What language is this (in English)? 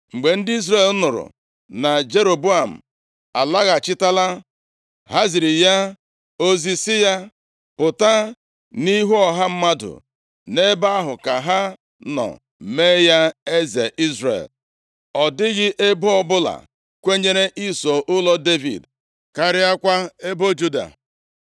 Igbo